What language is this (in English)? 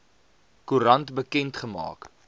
Afrikaans